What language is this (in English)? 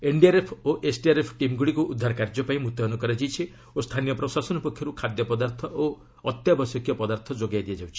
Odia